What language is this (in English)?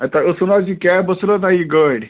Kashmiri